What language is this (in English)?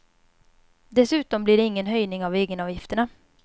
Swedish